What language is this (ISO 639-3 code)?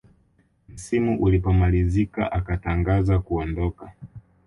swa